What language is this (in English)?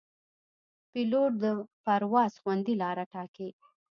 Pashto